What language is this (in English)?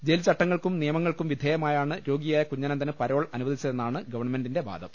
Malayalam